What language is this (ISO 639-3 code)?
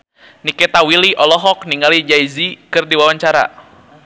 sun